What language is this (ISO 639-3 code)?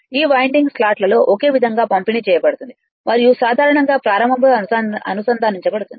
tel